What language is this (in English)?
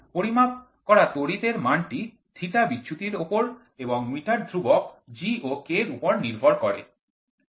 Bangla